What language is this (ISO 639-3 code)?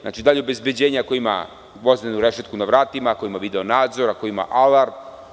srp